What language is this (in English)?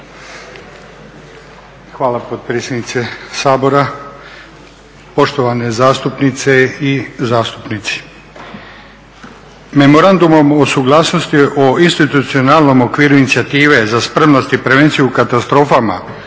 Croatian